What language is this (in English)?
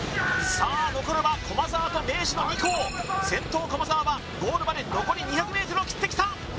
Japanese